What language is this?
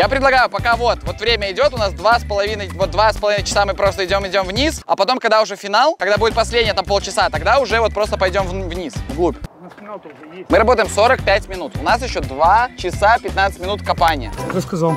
Russian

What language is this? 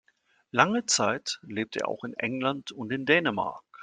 German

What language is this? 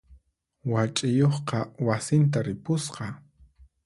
Puno Quechua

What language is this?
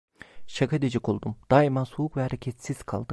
Turkish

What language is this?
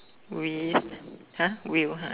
English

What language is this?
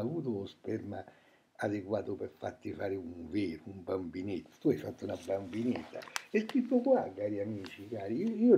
Italian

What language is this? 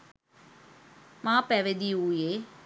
Sinhala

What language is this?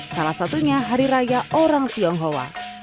Indonesian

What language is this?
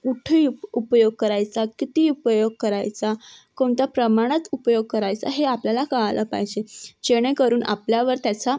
Marathi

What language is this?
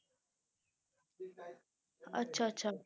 Punjabi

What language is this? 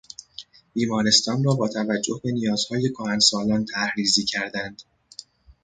Persian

